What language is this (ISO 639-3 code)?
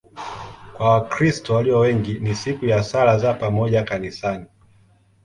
swa